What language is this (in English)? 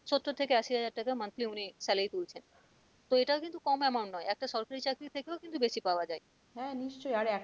Bangla